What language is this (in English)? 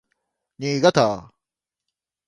Japanese